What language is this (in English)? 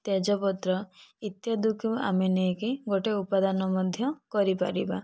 Odia